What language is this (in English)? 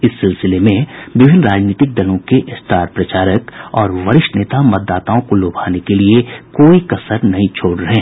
Hindi